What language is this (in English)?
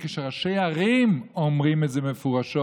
Hebrew